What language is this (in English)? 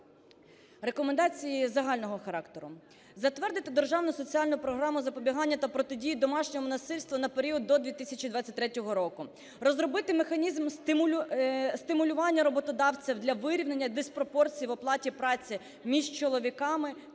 Ukrainian